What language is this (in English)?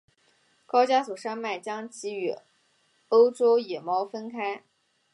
Chinese